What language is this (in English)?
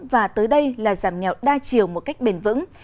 Vietnamese